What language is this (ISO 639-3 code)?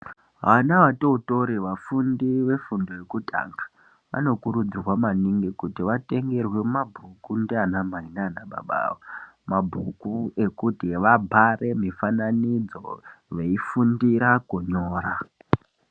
ndc